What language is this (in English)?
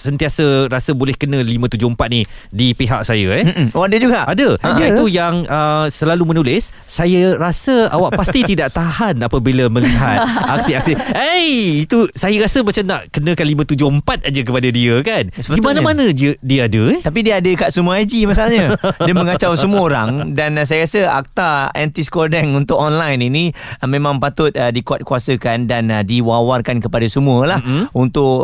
Malay